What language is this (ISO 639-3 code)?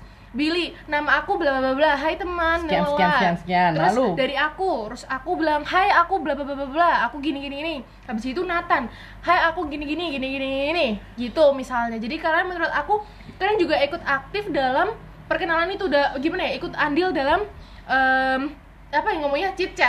ind